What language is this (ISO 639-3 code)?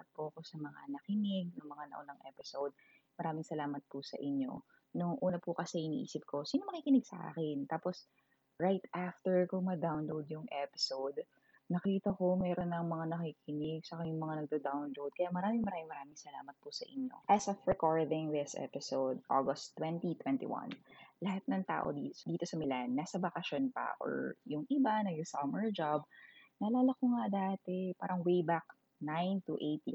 fil